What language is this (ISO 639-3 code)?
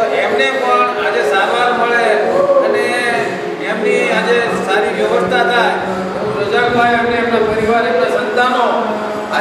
guj